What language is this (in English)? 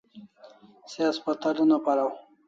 Kalasha